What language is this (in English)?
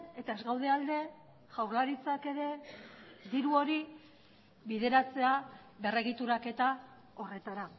Basque